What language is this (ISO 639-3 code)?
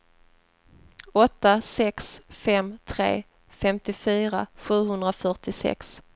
swe